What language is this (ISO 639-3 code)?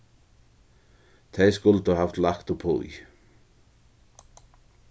fao